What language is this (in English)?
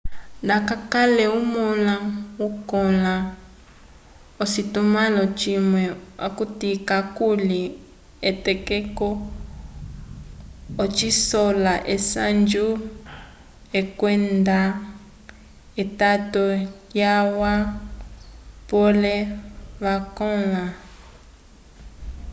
Umbundu